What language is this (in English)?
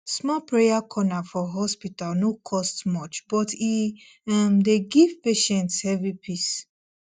Nigerian Pidgin